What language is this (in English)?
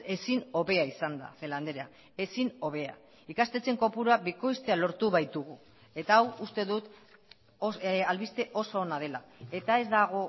Basque